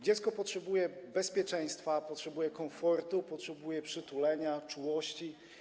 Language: Polish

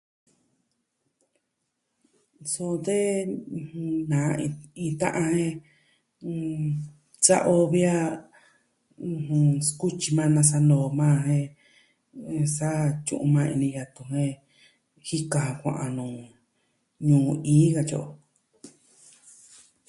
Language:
Southwestern Tlaxiaco Mixtec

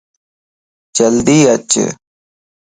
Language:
Lasi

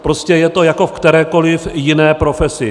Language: Czech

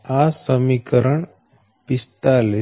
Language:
Gujarati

